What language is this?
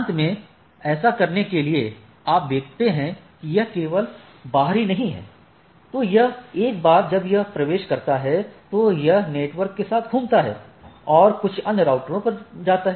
Hindi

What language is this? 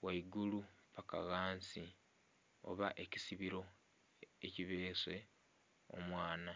Soga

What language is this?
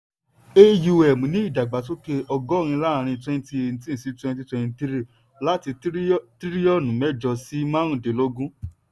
Yoruba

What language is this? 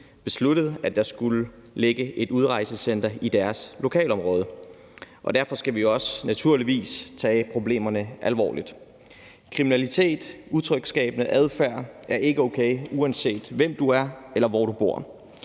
Danish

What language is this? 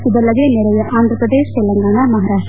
Kannada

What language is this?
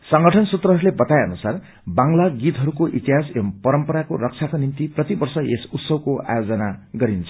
Nepali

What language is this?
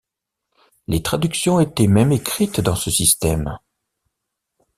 French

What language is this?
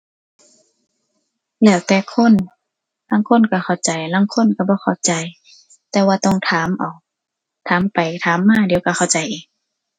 Thai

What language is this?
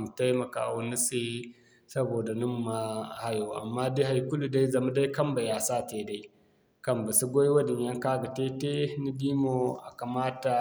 Zarma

